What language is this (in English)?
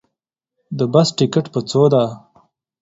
Pashto